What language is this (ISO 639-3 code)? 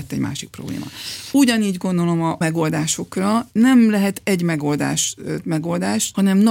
hun